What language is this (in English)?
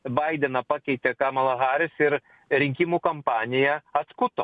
Lithuanian